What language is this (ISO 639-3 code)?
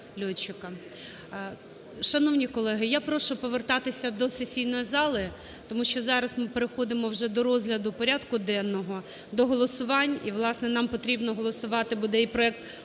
ukr